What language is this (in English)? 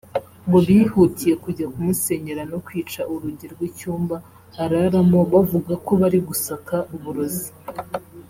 Kinyarwanda